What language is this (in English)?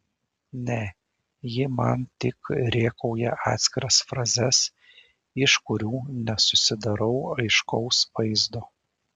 Lithuanian